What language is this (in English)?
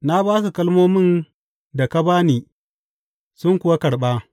Hausa